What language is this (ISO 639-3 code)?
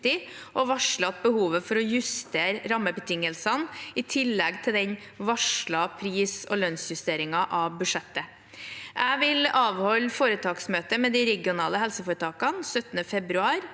nor